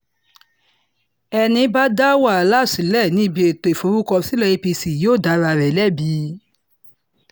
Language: Yoruba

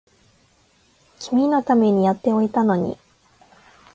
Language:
Japanese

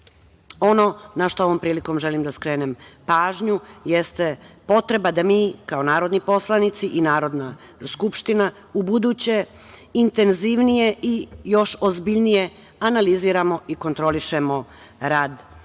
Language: Serbian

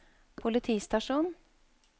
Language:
Norwegian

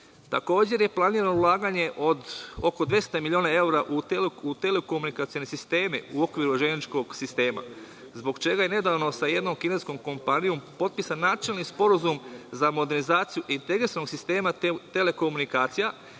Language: Serbian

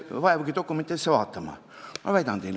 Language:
Estonian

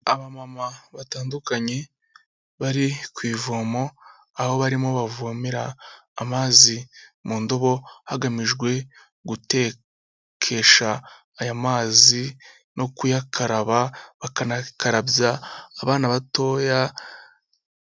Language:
Kinyarwanda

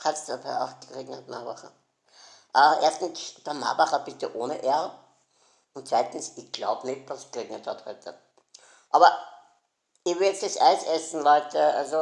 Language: German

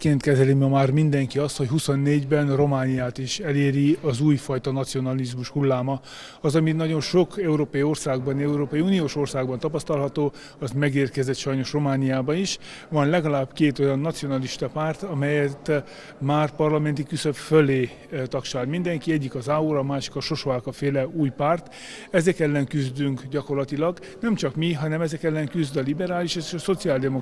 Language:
Hungarian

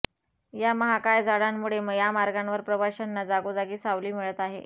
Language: Marathi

